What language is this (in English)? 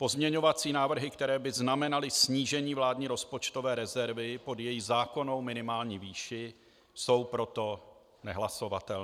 Czech